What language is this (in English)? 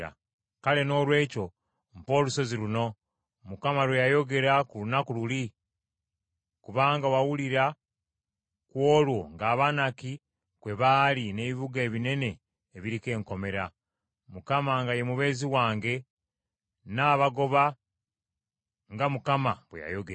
Ganda